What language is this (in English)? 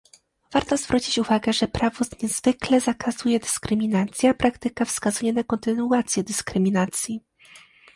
Polish